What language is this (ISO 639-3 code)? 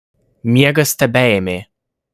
lit